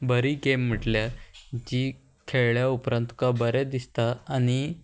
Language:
Konkani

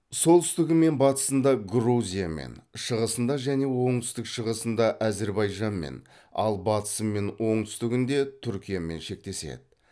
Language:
Kazakh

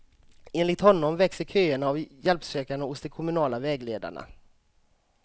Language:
Swedish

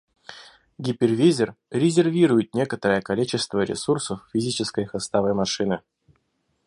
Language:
Russian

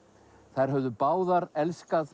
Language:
Icelandic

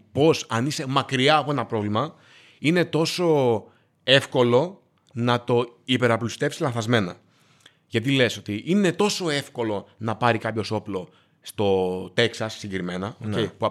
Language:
Greek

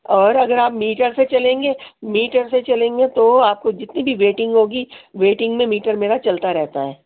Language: Urdu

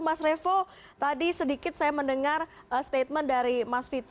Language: Indonesian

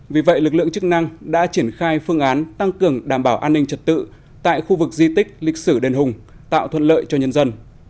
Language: Vietnamese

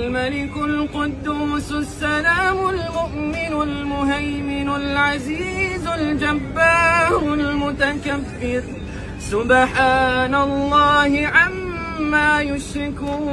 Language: Arabic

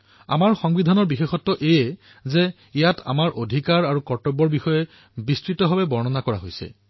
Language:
Assamese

